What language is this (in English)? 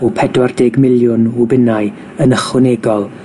Welsh